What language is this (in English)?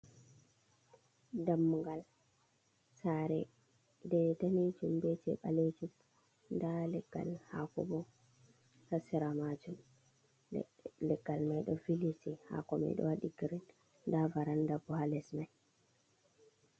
Fula